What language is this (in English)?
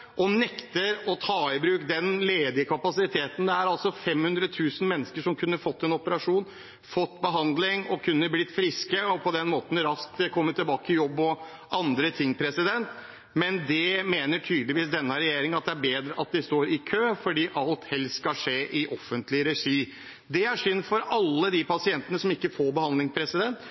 Norwegian Bokmål